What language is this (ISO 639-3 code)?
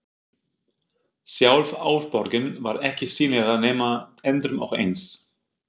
isl